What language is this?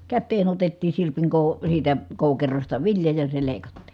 Finnish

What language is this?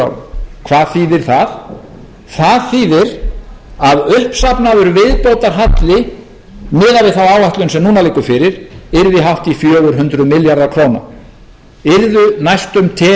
Icelandic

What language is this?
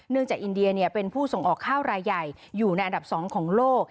Thai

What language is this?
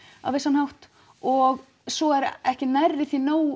Icelandic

